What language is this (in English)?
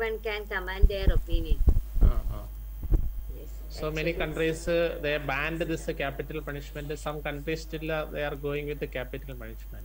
English